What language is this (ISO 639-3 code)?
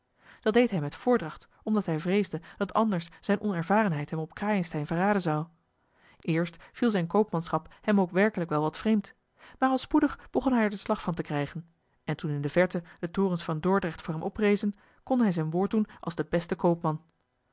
nld